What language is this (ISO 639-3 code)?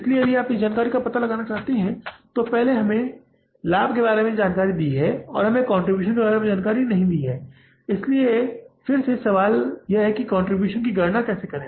hin